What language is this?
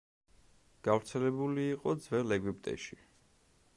Georgian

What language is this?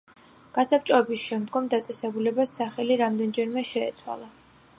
Georgian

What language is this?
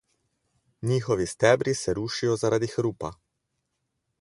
Slovenian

